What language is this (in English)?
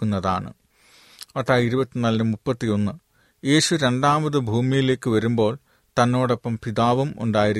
Malayalam